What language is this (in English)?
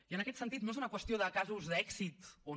Catalan